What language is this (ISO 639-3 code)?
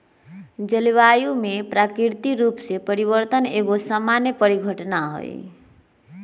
mag